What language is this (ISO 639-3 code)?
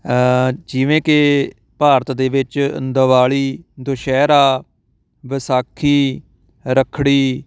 pan